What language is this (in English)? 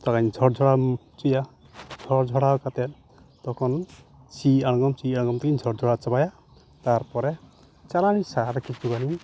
Santali